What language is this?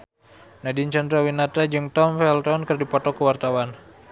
Sundanese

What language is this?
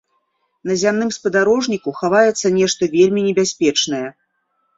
Belarusian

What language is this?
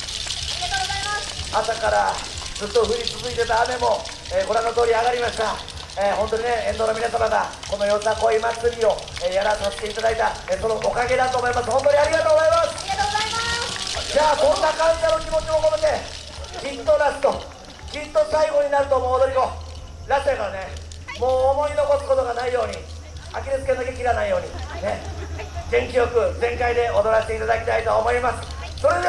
Japanese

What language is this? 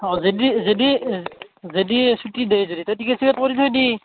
Assamese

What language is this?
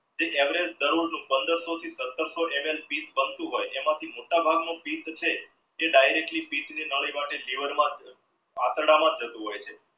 Gujarati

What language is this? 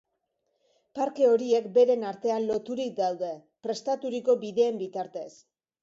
Basque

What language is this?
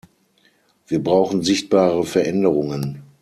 German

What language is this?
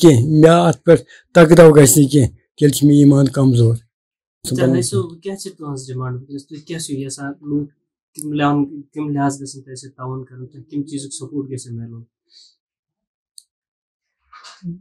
Turkish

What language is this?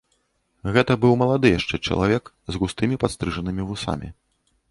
Belarusian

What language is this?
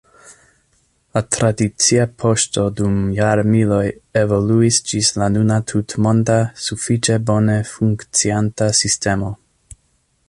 Esperanto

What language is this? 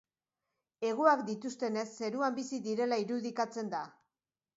Basque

